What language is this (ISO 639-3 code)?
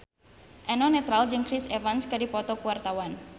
sun